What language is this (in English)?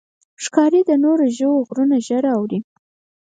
Pashto